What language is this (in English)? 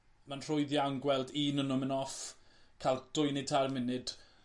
Welsh